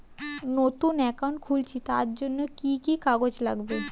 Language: Bangla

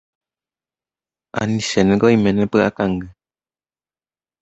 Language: Guarani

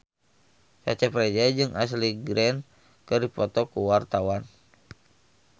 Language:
Sundanese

